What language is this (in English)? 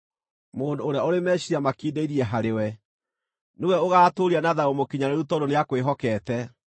Kikuyu